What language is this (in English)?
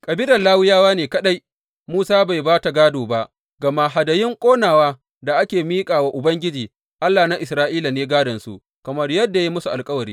Hausa